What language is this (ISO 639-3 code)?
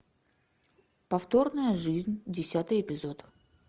rus